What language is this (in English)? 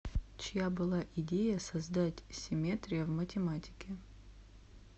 Russian